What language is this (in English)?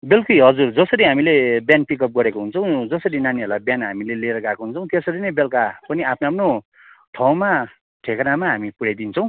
Nepali